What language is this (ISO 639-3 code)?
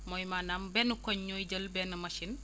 wol